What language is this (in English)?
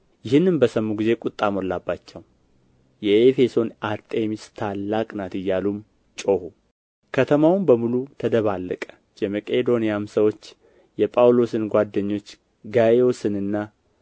Amharic